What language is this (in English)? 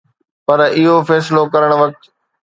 Sindhi